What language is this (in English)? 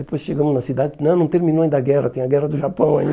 Portuguese